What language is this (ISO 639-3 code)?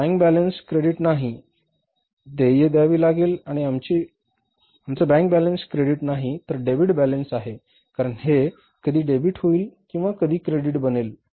mar